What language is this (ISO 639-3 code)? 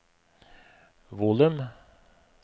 nor